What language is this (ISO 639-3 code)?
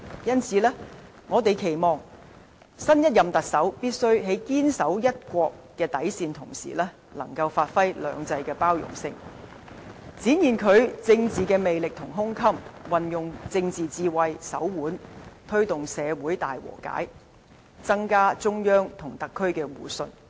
yue